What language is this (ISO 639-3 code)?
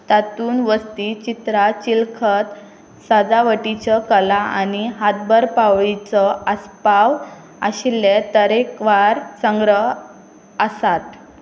kok